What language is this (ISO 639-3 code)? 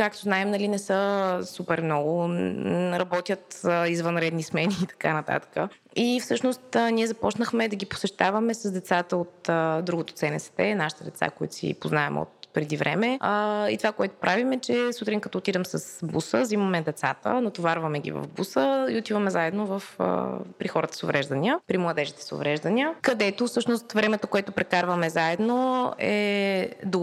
bul